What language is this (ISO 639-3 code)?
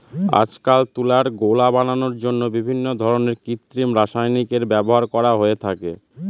ben